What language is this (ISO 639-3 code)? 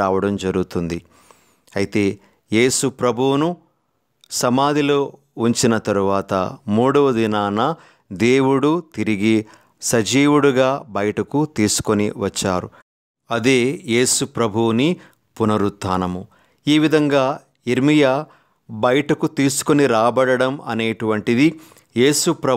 hin